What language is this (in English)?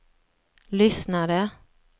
Swedish